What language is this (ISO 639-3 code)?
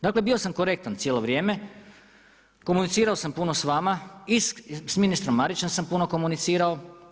hrv